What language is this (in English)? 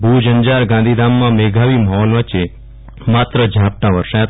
Gujarati